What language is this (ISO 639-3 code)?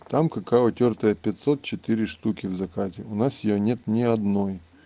rus